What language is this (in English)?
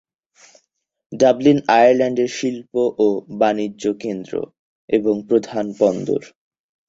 Bangla